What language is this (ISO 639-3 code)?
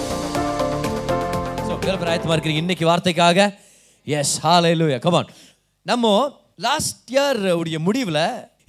tam